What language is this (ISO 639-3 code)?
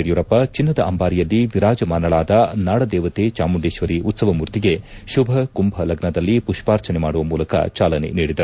kan